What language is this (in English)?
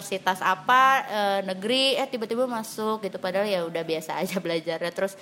Indonesian